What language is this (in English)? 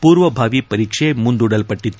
Kannada